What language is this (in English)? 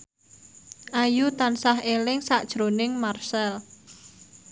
Javanese